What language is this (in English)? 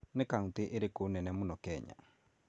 Kikuyu